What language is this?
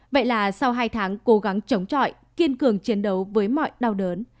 Vietnamese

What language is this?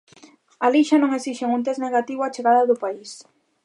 Galician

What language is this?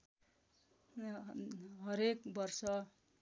Nepali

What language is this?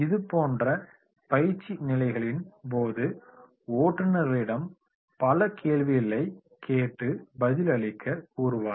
Tamil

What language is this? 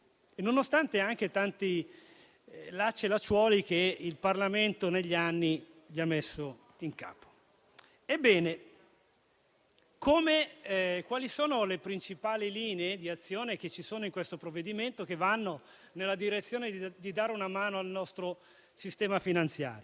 Italian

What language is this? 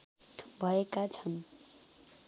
Nepali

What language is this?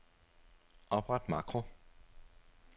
Danish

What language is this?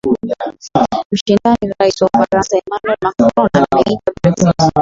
Swahili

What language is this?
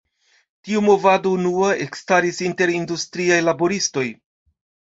Esperanto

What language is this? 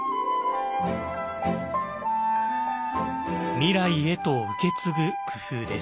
Japanese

